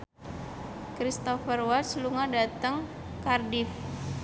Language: Javanese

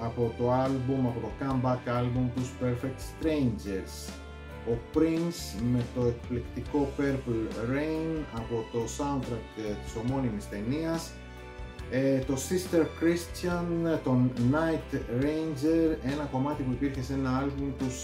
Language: Greek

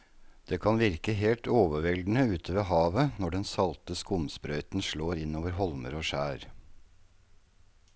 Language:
Norwegian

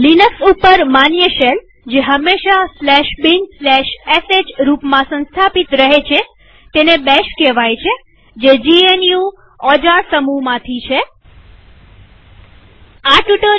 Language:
Gujarati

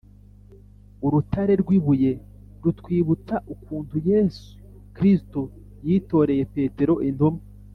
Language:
Kinyarwanda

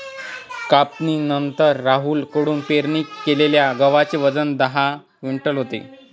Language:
Marathi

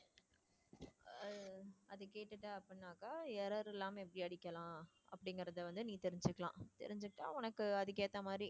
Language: Tamil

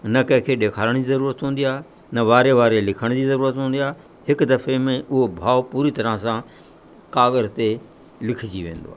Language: Sindhi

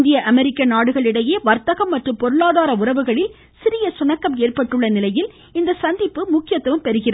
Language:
Tamil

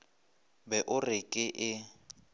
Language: Northern Sotho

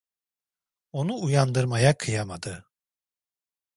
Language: Turkish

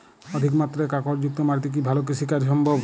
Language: Bangla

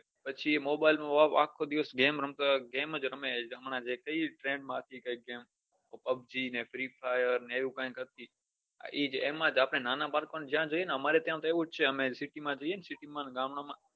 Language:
Gujarati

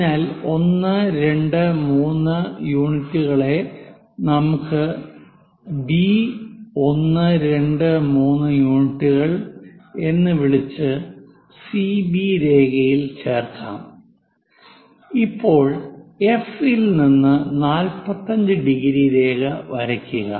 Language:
Malayalam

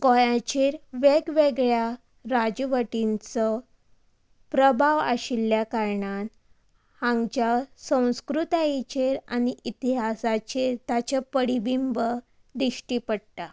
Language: Konkani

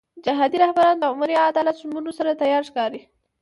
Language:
Pashto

